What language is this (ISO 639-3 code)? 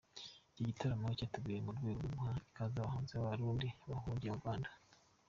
kin